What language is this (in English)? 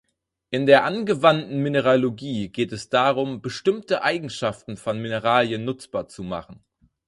German